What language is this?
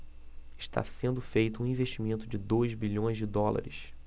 Portuguese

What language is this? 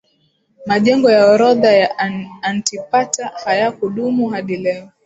Swahili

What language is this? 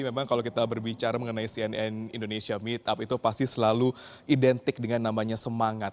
Indonesian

